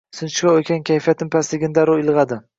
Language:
Uzbek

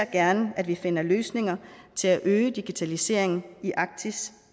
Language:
Danish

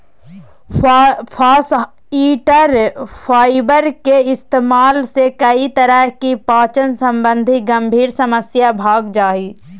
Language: Magahi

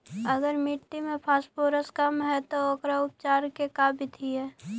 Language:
Magahi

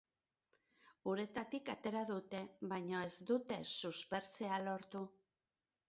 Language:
Basque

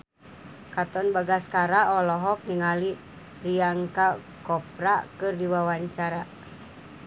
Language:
Sundanese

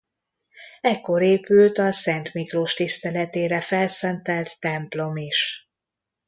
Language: Hungarian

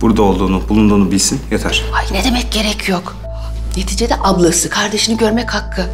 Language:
Turkish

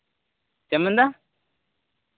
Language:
Santali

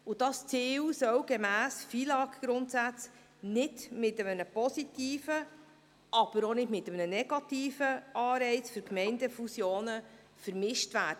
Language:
Swiss German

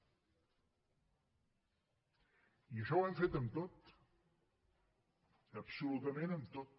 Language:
Catalan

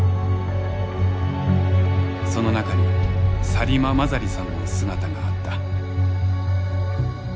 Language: Japanese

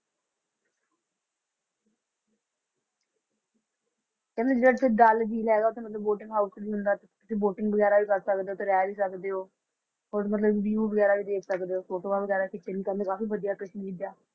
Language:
Punjabi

